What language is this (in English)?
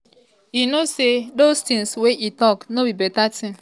Nigerian Pidgin